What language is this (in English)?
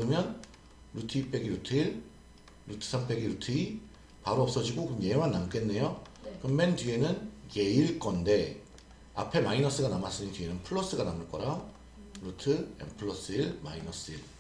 Korean